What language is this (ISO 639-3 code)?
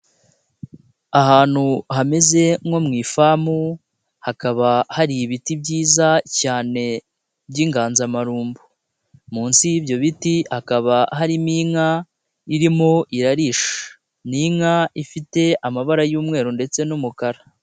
kin